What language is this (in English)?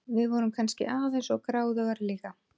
Icelandic